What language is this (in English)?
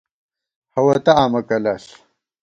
Gawar-Bati